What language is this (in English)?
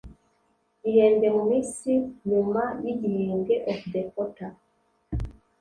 Kinyarwanda